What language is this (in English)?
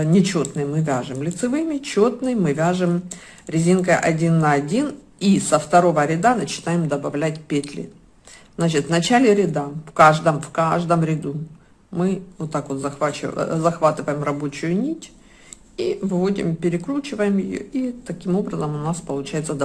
Russian